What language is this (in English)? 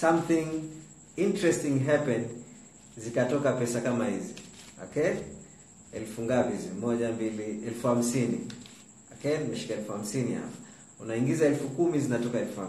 Swahili